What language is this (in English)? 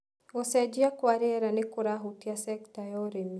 Kikuyu